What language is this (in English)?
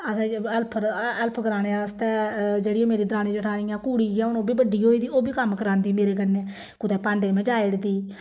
Dogri